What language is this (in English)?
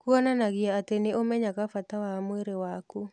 Kikuyu